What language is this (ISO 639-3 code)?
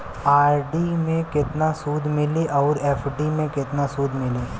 bho